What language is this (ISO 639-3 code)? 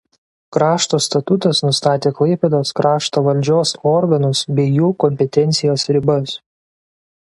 lit